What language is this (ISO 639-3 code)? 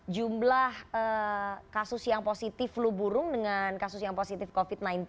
ind